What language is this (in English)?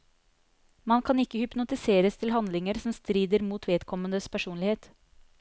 Norwegian